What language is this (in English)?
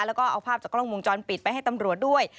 Thai